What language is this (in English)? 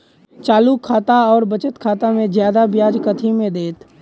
Maithili